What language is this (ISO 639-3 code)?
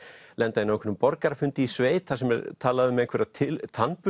isl